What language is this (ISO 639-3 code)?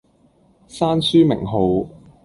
yue